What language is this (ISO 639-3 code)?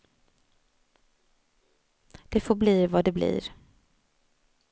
swe